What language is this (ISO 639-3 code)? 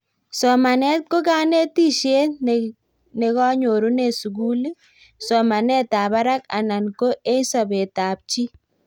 kln